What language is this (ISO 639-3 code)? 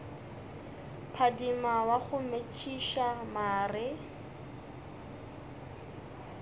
nso